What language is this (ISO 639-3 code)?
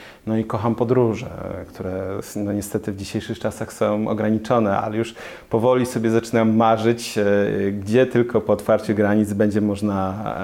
pol